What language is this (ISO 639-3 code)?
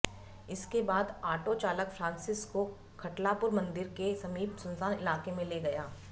hin